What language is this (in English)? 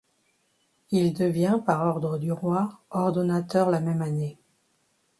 French